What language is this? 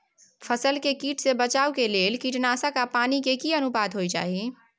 Maithili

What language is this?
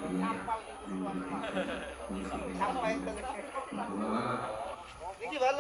Arabic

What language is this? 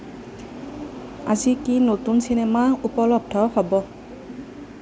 Assamese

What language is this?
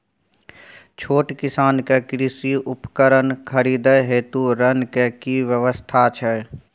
Maithili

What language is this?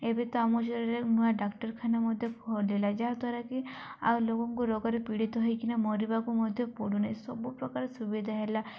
Odia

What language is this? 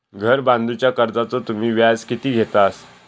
Marathi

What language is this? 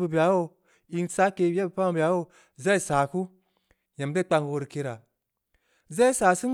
Samba Leko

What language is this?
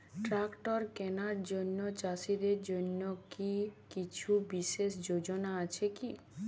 Bangla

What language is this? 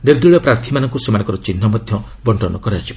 Odia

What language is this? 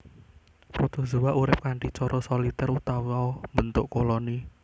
Javanese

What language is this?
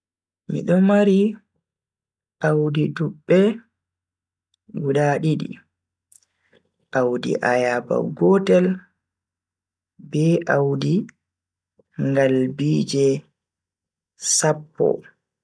Bagirmi Fulfulde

